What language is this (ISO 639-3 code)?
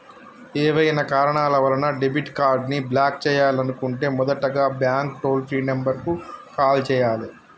tel